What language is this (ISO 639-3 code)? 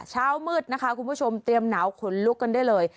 tha